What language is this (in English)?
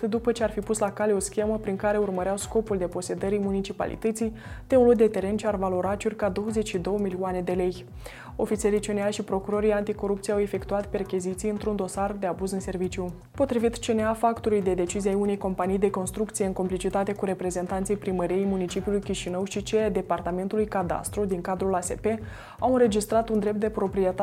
Romanian